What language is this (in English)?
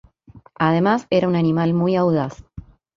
Spanish